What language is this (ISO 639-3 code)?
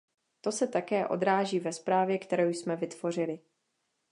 ces